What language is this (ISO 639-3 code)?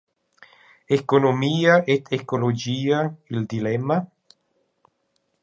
roh